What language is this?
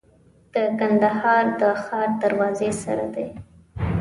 Pashto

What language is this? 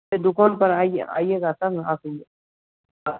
Hindi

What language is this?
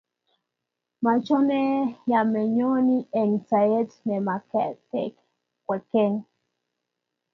Kalenjin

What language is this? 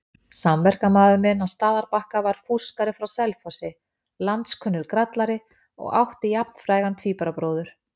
Icelandic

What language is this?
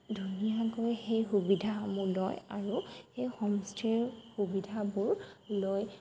Assamese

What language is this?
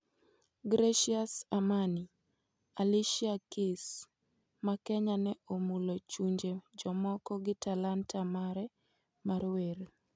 Luo (Kenya and Tanzania)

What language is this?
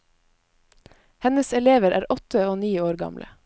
Norwegian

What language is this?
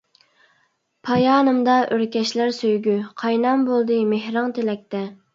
Uyghur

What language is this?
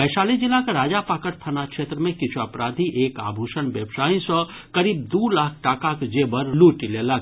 Maithili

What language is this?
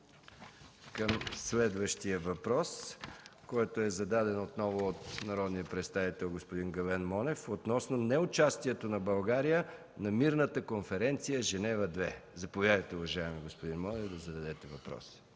Bulgarian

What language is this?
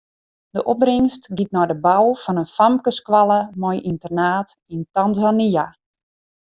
Western Frisian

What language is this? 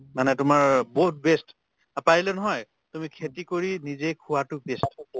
Assamese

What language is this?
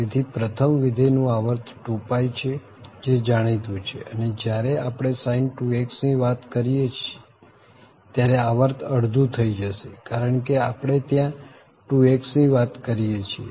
Gujarati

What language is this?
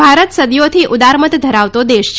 Gujarati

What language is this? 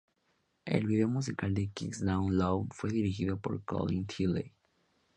Spanish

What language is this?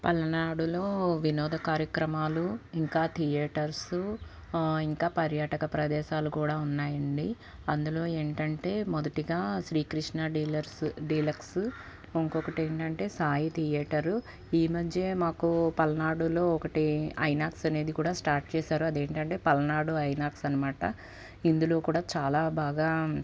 Telugu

